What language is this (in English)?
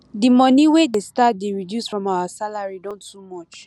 Nigerian Pidgin